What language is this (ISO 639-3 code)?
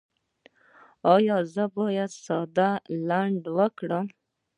pus